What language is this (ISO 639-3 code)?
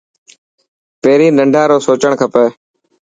mki